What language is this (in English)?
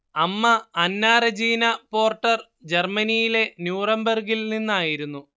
Malayalam